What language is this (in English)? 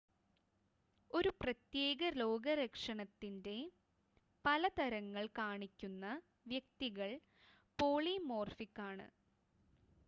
Malayalam